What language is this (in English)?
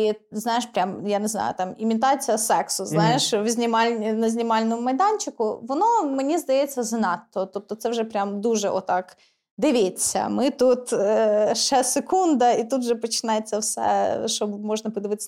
Ukrainian